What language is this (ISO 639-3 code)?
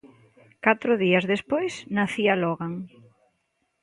glg